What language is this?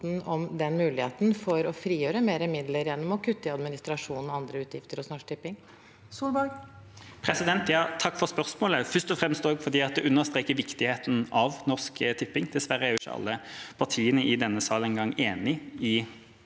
Norwegian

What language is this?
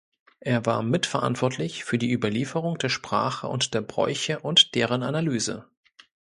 German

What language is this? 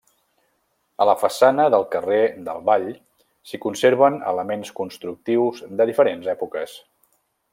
Catalan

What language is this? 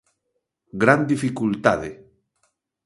Galician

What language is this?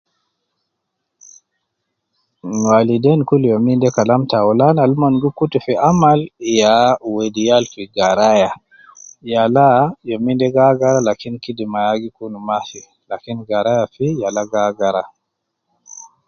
Nubi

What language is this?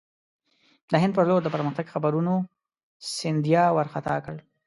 Pashto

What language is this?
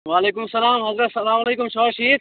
Kashmiri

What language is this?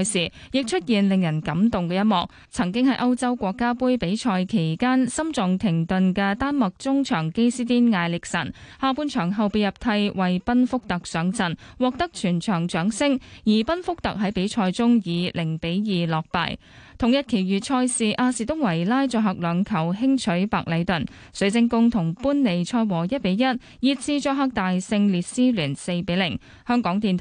Chinese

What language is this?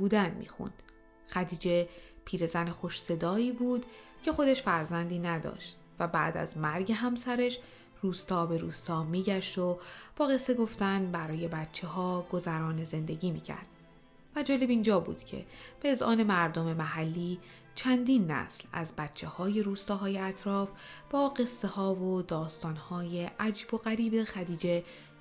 Persian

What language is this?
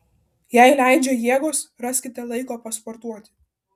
Lithuanian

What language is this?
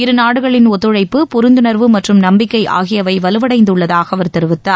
Tamil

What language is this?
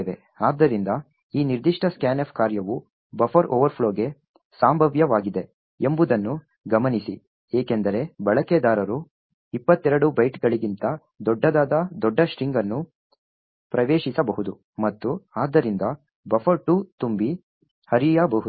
Kannada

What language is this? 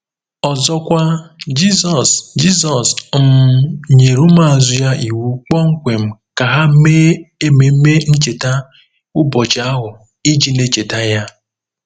Igbo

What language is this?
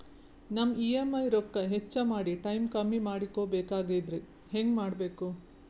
Kannada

